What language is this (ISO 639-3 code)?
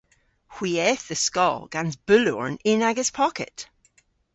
cor